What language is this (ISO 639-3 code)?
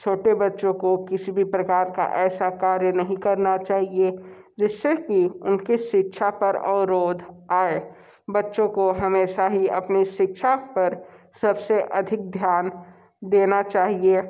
hin